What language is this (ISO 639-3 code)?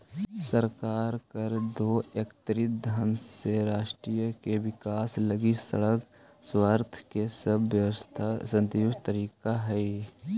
mag